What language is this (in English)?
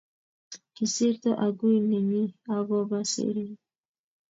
Kalenjin